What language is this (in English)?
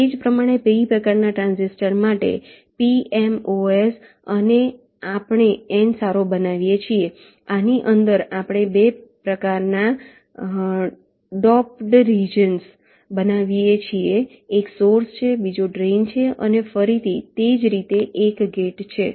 Gujarati